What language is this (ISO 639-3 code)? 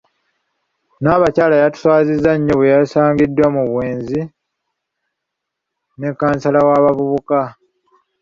lug